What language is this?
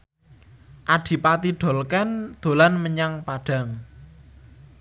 Javanese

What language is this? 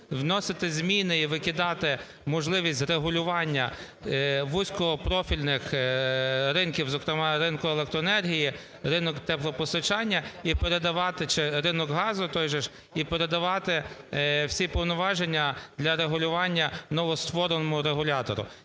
Ukrainian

